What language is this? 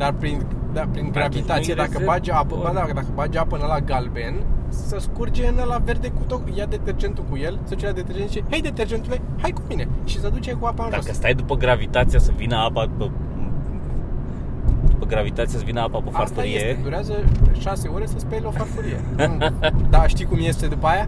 Romanian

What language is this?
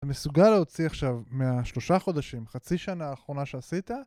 Hebrew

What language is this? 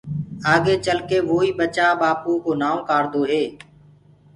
Gurgula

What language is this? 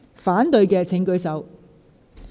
Cantonese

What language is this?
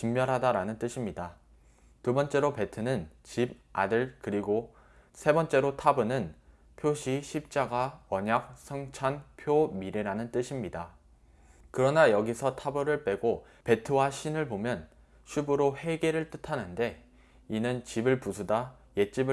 Korean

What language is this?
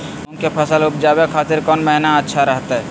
Magahi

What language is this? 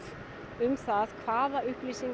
Icelandic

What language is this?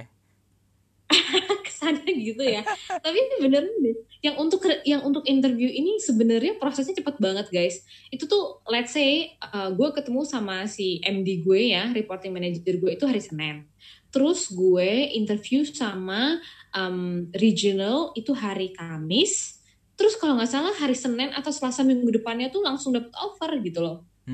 Indonesian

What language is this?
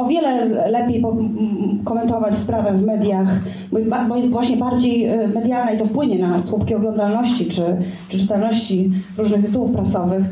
Polish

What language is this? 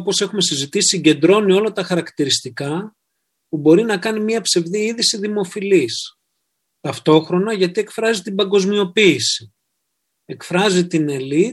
Greek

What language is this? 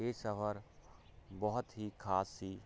Punjabi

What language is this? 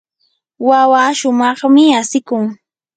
Yanahuanca Pasco Quechua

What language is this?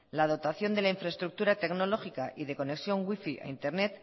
Spanish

